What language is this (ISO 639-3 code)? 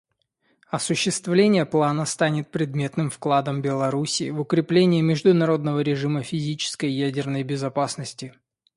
rus